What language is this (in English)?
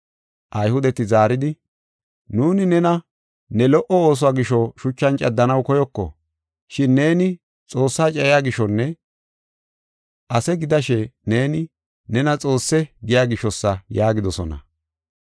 Gofa